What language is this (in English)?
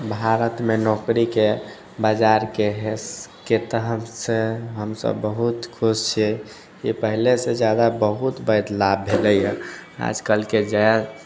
Maithili